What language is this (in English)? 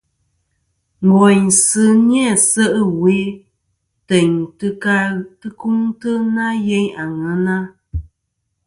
Kom